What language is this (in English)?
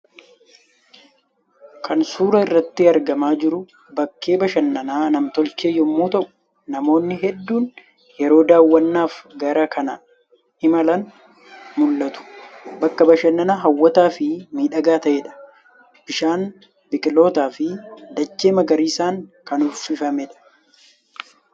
Oromo